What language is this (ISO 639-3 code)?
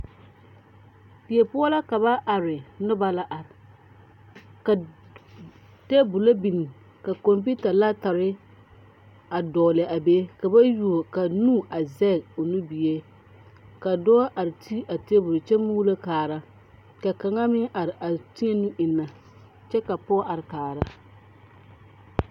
dga